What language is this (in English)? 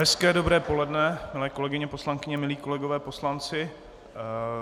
Czech